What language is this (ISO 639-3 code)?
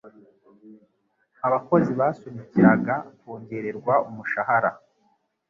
kin